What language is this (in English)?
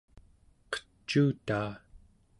Central Yupik